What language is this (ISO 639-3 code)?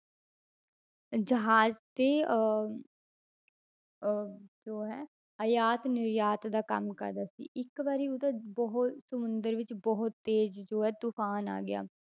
pan